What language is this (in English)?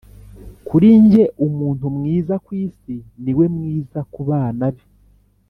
Kinyarwanda